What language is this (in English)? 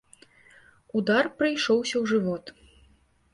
Belarusian